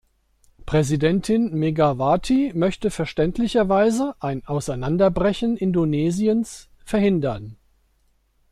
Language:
German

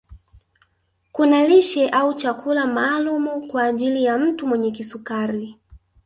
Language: Swahili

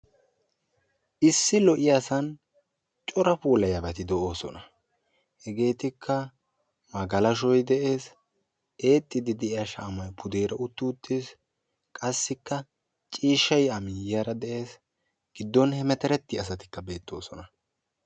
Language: Wolaytta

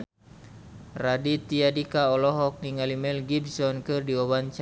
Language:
Sundanese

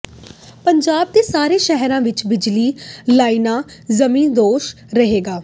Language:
Punjabi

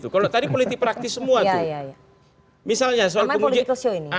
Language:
Indonesian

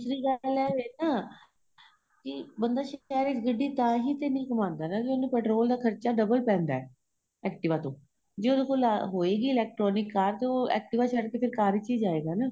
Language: Punjabi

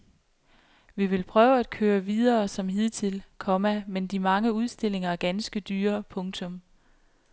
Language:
Danish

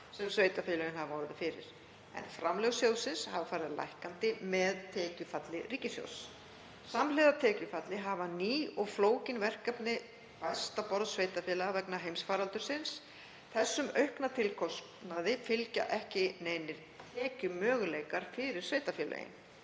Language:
Icelandic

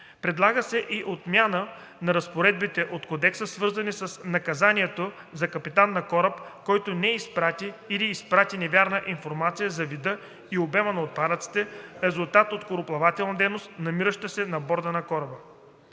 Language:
Bulgarian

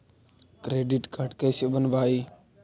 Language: Magahi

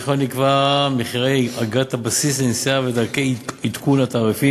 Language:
Hebrew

